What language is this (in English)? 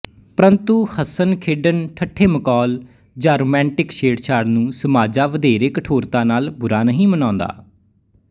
Punjabi